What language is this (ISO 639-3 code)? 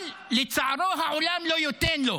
heb